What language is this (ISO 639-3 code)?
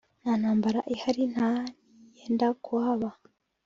kin